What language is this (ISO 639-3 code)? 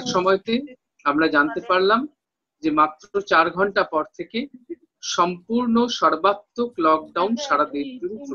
hin